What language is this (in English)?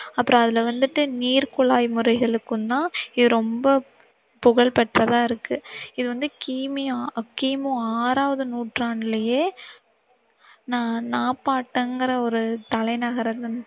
Tamil